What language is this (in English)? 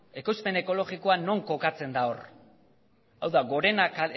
Basque